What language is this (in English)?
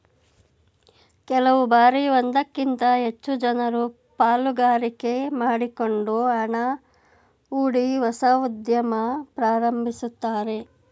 Kannada